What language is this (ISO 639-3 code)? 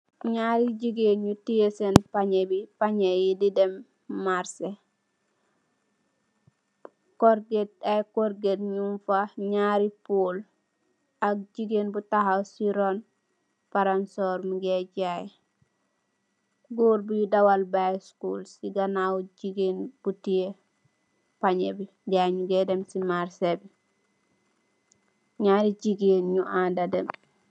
wol